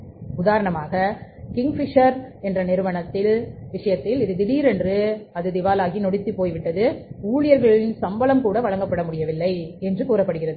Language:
Tamil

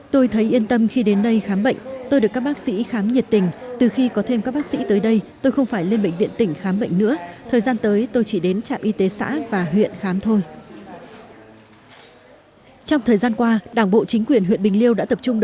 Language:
Vietnamese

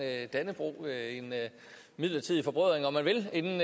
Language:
Danish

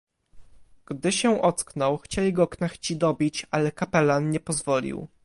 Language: Polish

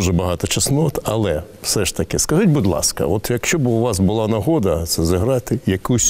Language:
Ukrainian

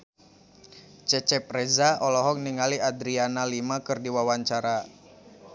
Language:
Sundanese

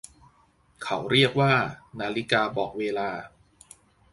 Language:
Thai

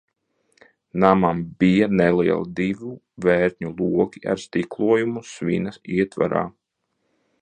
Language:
Latvian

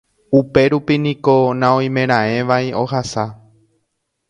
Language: Guarani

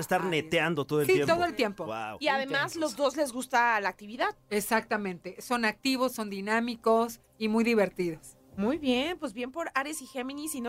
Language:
Spanish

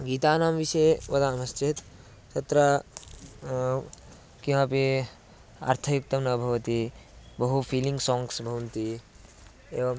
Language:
Sanskrit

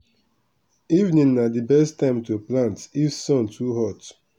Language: Nigerian Pidgin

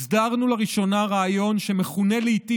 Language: Hebrew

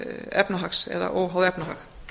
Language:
Icelandic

